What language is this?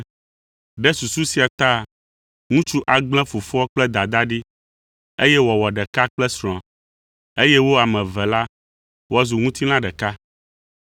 Ewe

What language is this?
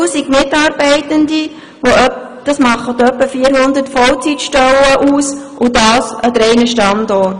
Swiss German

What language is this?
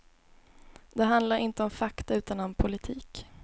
Swedish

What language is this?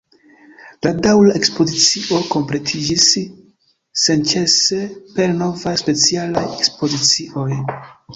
Esperanto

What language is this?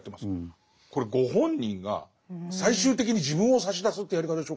Japanese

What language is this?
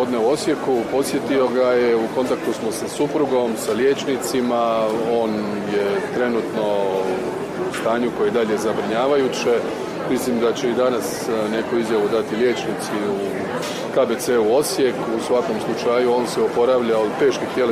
Croatian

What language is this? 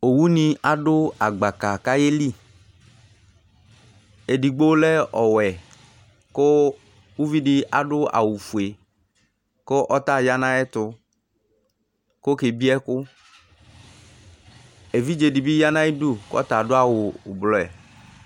Ikposo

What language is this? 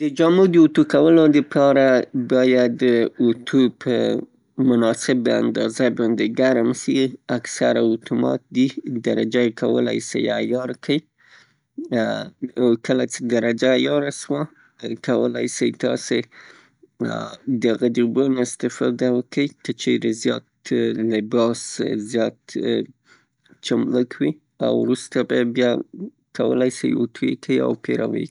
Pashto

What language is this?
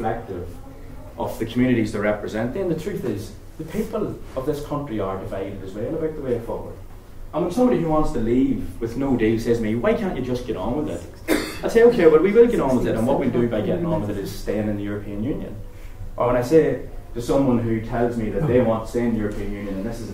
English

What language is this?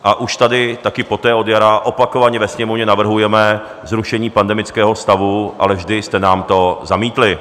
Czech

